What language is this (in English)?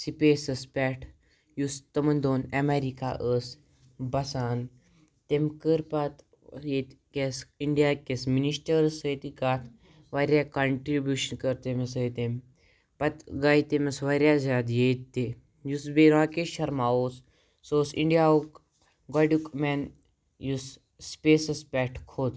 Kashmiri